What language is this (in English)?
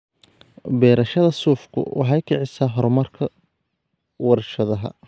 Somali